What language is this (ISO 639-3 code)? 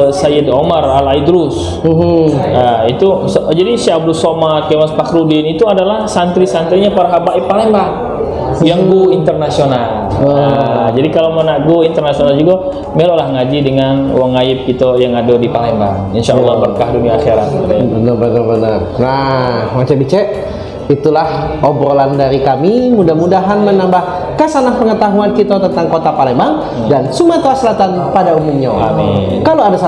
ind